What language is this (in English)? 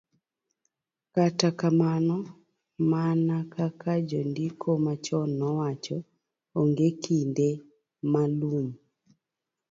Luo (Kenya and Tanzania)